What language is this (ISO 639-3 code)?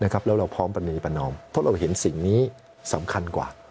tha